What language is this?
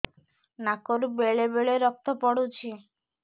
Odia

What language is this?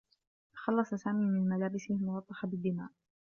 Arabic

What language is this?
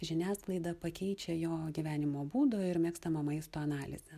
Lithuanian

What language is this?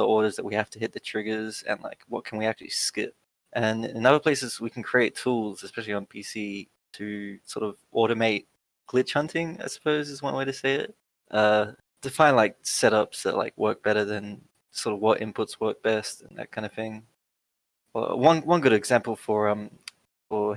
English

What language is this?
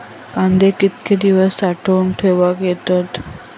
Marathi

